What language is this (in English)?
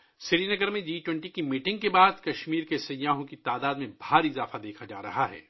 Urdu